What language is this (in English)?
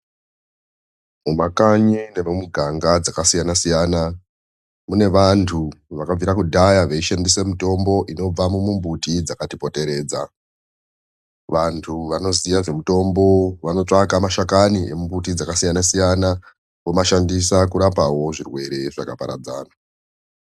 Ndau